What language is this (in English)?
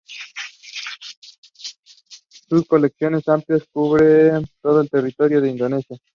Spanish